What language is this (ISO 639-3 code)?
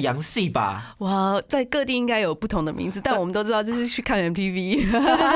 zho